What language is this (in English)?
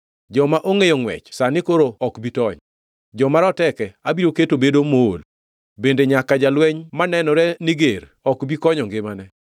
Luo (Kenya and Tanzania)